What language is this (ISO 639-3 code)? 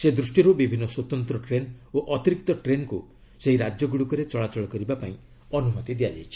ori